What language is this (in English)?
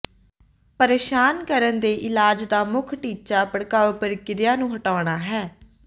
Punjabi